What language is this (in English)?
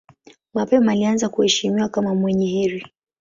Swahili